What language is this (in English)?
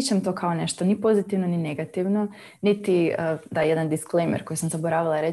Croatian